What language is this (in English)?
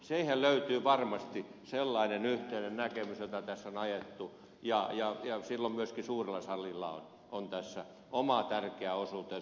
Finnish